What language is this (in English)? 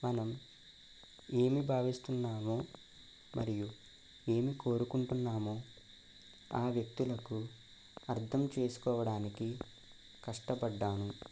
Telugu